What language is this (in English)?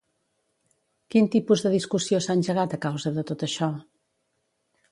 Catalan